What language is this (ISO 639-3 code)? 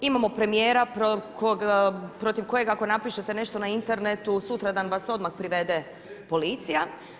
hrv